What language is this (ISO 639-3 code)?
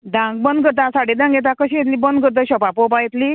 kok